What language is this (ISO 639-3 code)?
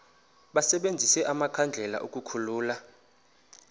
xho